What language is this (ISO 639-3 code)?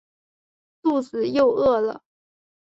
zho